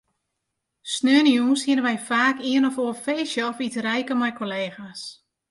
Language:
Western Frisian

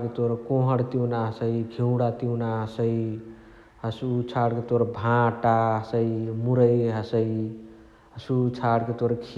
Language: Chitwania Tharu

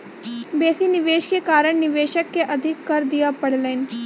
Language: Maithili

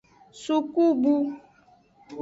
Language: Aja (Benin)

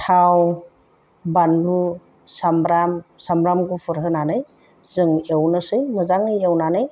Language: Bodo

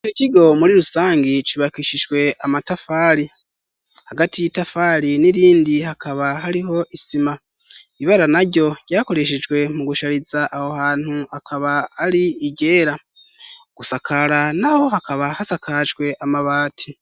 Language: Rundi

